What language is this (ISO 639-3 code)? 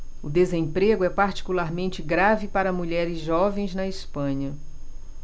por